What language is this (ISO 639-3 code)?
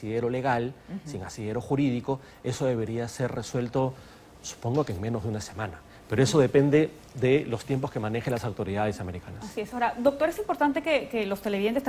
spa